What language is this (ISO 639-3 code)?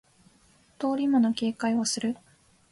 jpn